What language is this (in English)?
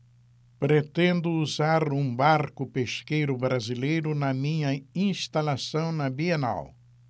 Portuguese